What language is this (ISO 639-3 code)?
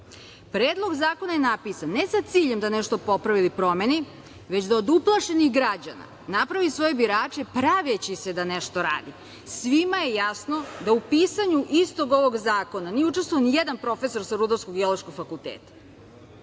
srp